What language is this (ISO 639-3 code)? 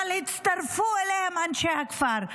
heb